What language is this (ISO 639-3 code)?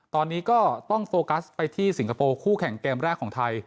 tha